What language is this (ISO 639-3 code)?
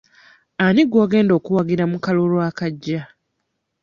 lug